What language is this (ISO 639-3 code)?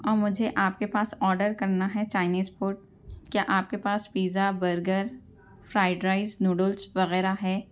urd